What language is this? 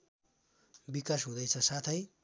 Nepali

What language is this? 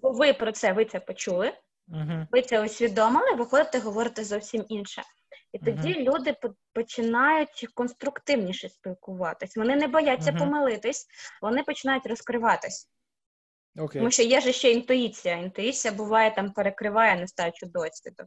Ukrainian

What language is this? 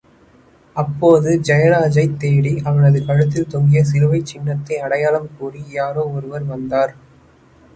Tamil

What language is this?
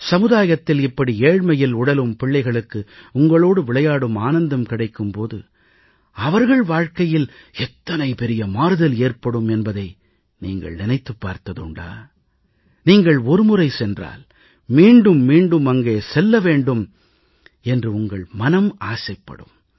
Tamil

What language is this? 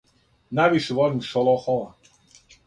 Serbian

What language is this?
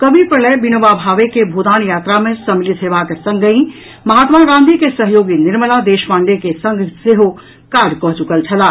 Maithili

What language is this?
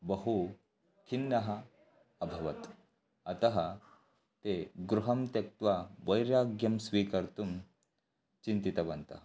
Sanskrit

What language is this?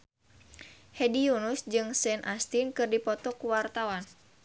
Sundanese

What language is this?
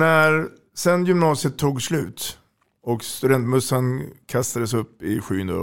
Swedish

